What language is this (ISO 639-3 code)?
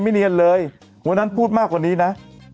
tha